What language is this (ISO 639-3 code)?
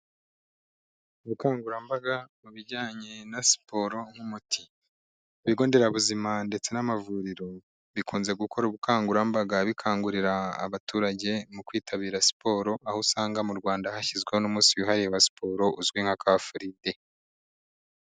kin